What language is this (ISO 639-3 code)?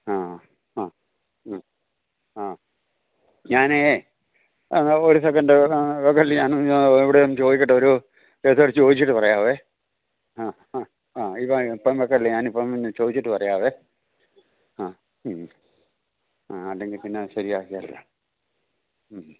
mal